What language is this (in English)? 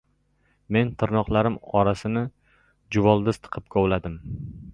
Uzbek